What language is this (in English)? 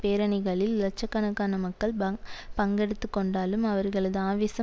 Tamil